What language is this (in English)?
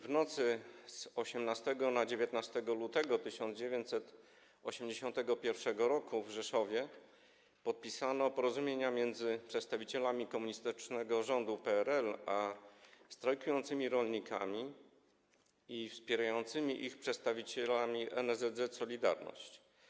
Polish